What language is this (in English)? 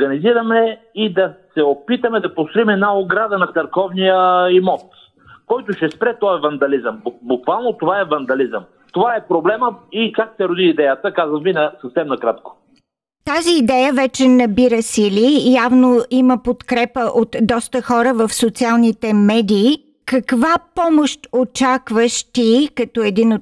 Bulgarian